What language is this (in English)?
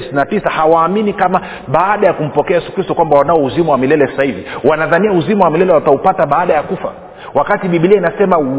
Swahili